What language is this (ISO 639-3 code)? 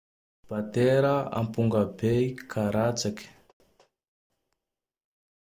tdx